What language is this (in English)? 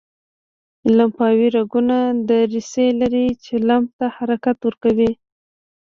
Pashto